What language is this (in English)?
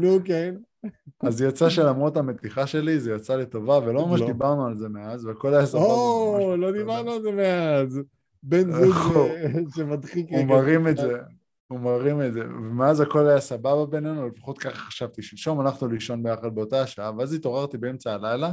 Hebrew